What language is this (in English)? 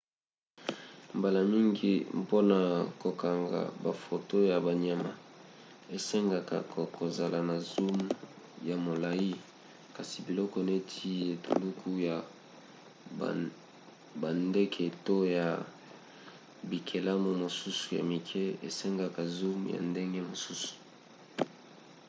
Lingala